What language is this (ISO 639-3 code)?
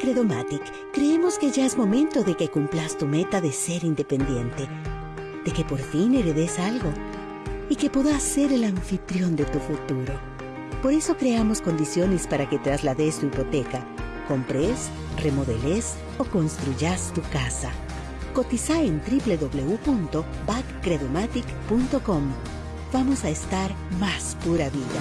spa